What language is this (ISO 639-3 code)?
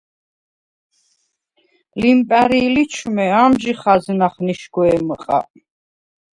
sva